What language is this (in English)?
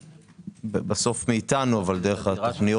Hebrew